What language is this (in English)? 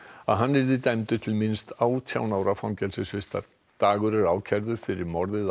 Icelandic